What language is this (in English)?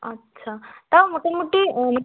Bangla